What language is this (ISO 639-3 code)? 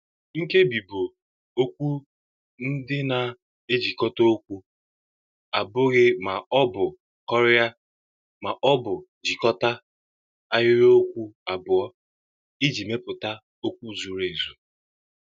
ibo